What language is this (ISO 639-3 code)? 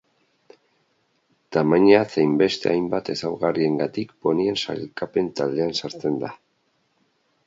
eus